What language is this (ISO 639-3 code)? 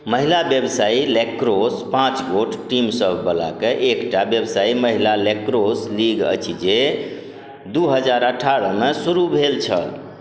mai